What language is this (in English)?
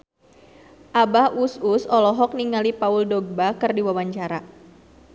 Sundanese